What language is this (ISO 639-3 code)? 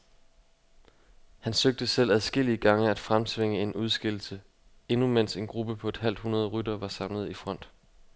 dan